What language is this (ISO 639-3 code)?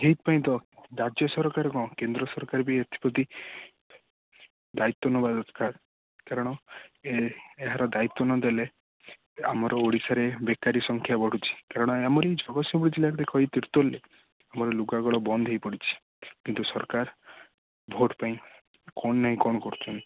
ori